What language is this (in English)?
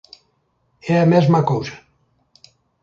Galician